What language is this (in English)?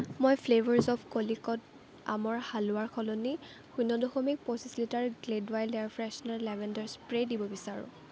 Assamese